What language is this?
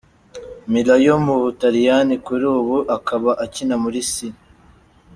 Kinyarwanda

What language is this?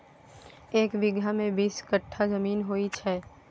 Maithili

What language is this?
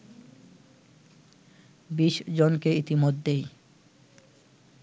Bangla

